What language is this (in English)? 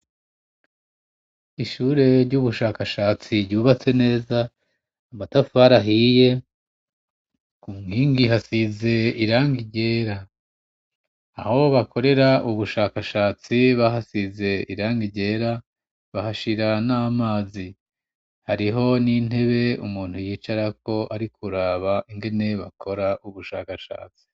Rundi